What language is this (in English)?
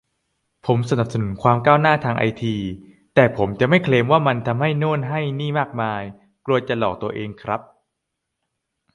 Thai